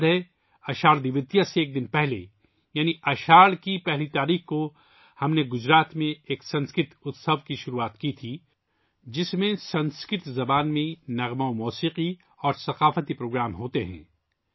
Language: Urdu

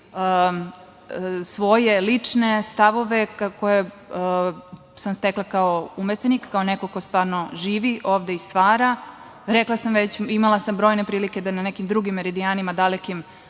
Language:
Serbian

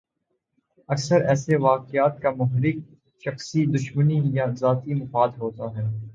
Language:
Urdu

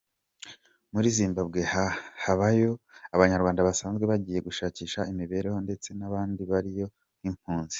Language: Kinyarwanda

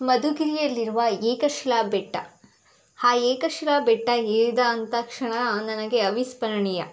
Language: Kannada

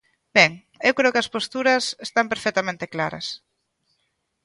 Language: Galician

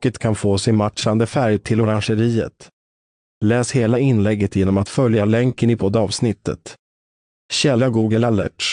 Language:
Swedish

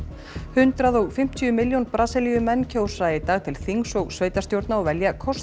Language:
Icelandic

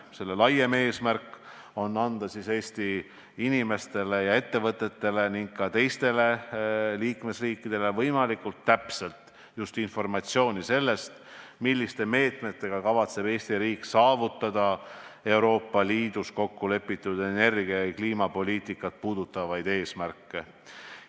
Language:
Estonian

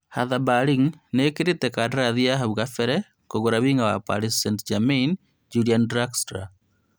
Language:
Kikuyu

